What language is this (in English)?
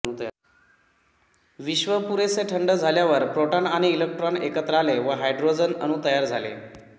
Marathi